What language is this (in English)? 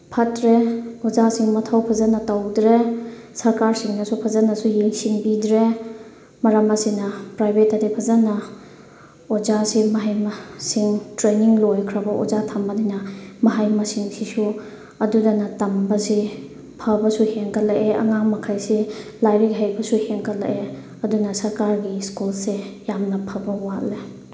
Manipuri